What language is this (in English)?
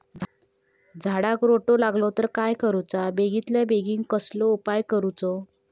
Marathi